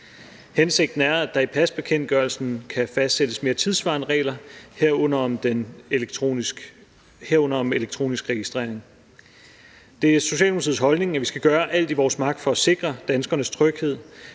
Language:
Danish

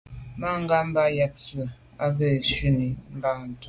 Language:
Medumba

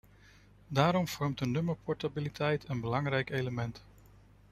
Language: Dutch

